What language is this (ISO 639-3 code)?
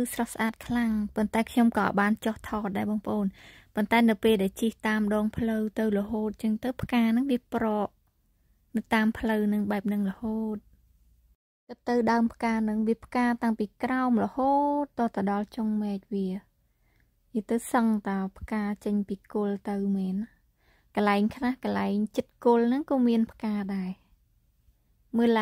vie